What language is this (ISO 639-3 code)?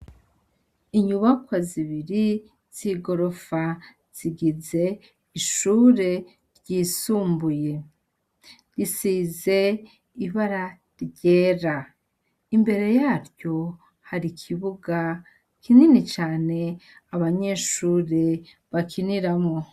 run